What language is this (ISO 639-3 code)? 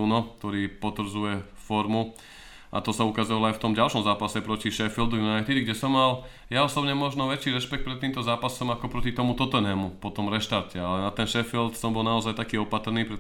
slk